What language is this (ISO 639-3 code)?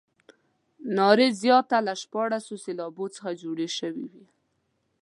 pus